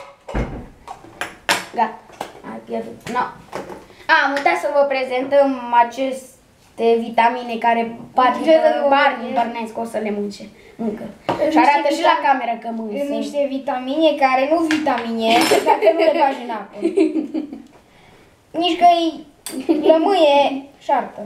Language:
Romanian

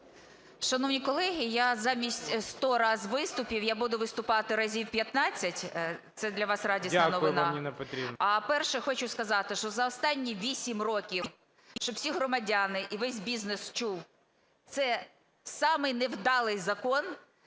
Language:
Ukrainian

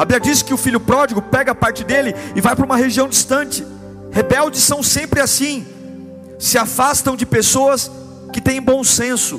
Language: Portuguese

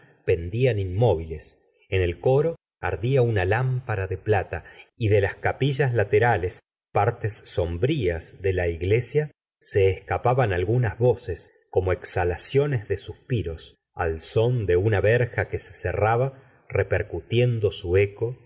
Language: Spanish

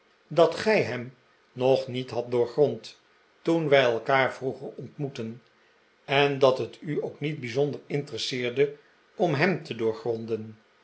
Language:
Dutch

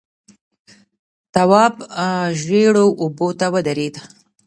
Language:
Pashto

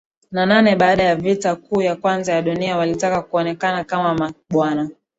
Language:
Swahili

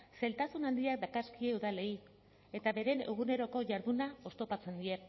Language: Basque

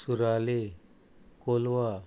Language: Konkani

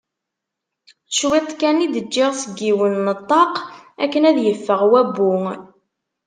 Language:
Kabyle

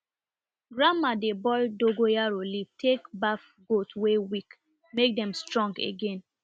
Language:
Nigerian Pidgin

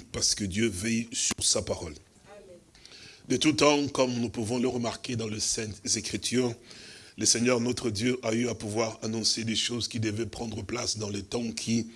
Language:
French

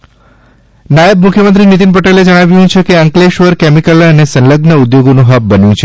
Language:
Gujarati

